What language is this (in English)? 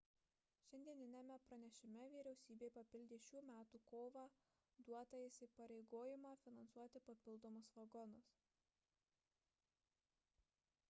Lithuanian